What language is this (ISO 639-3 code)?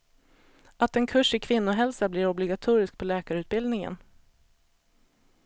swe